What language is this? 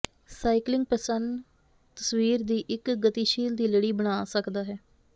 Punjabi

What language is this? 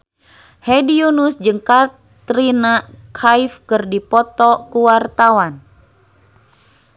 Sundanese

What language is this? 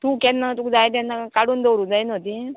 Konkani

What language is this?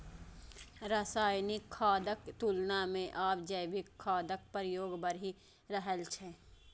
Maithili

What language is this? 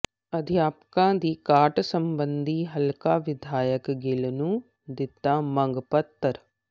Punjabi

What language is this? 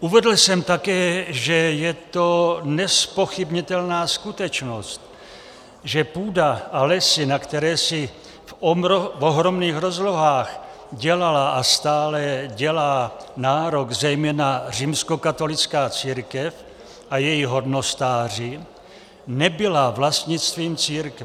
Czech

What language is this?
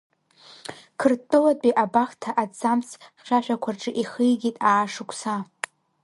Abkhazian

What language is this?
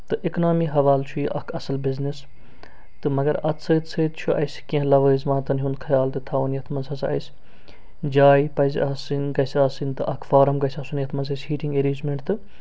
Kashmiri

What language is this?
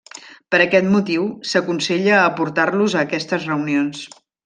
Catalan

